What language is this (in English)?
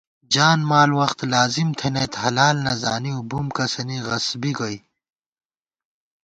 Gawar-Bati